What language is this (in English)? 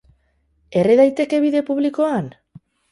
Basque